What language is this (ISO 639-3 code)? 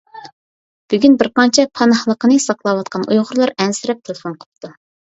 uig